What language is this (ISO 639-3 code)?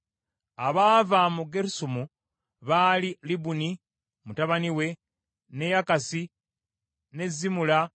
lug